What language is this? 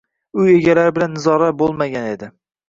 Uzbek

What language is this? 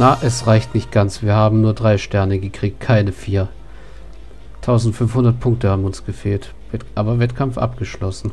German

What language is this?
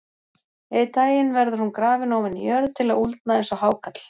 Icelandic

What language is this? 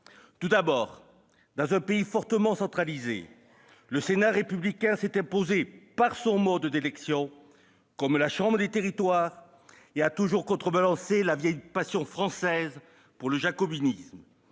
French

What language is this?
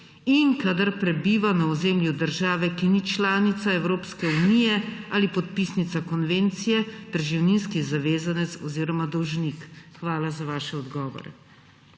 Slovenian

